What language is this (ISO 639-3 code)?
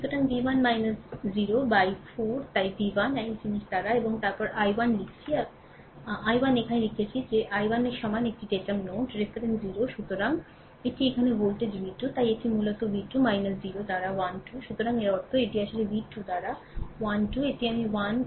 ben